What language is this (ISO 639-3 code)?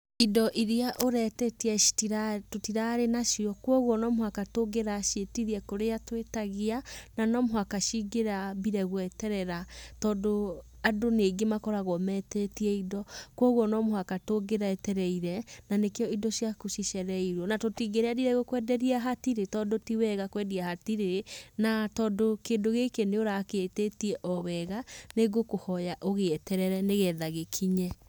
kik